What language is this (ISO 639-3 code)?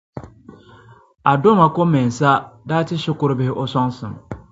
dag